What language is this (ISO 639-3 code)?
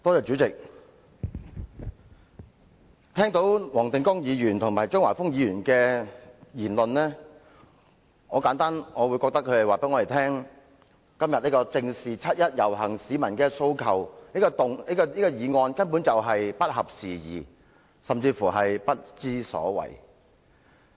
yue